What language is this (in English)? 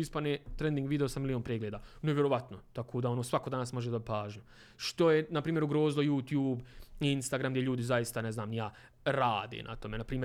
Croatian